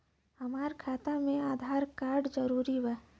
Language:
Bhojpuri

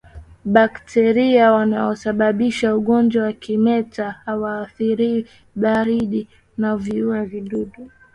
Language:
Swahili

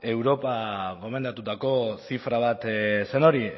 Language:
Basque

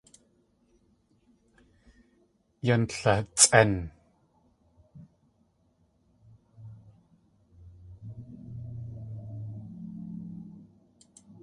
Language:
Tlingit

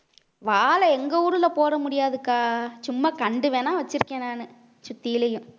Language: Tamil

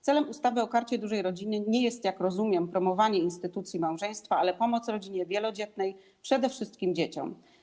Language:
Polish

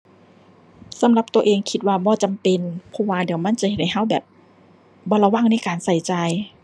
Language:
Thai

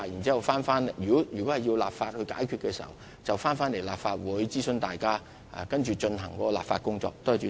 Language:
Cantonese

